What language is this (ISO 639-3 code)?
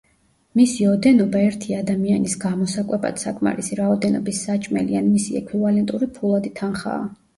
kat